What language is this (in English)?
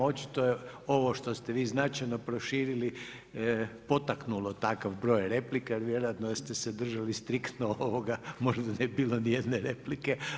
Croatian